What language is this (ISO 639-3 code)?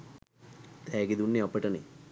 sin